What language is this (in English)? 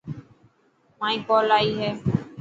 Dhatki